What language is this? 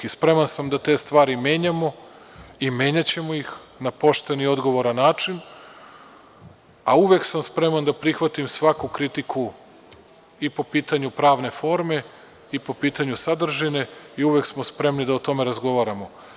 Serbian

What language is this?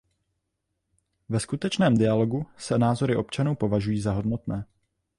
Czech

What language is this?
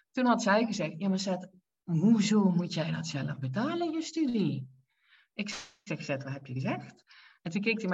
Dutch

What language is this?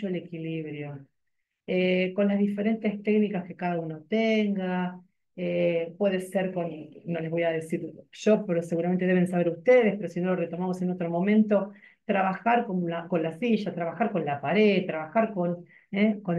Spanish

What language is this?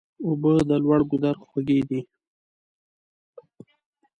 Pashto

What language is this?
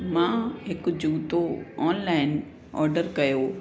Sindhi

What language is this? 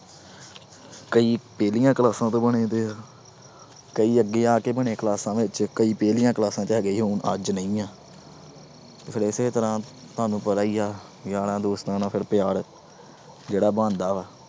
Punjabi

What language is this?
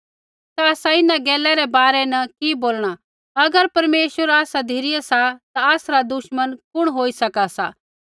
Kullu Pahari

